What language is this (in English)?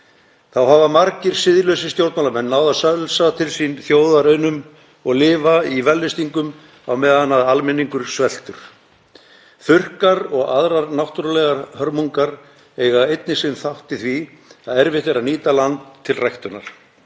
Icelandic